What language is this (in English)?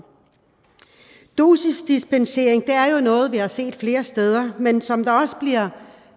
Danish